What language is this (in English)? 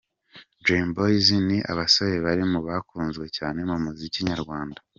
Kinyarwanda